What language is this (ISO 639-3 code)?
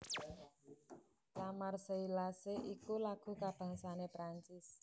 jav